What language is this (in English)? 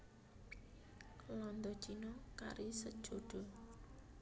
Javanese